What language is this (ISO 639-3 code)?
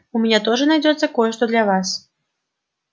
rus